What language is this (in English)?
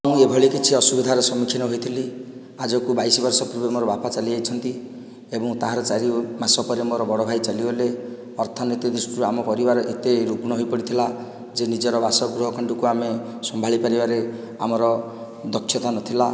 Odia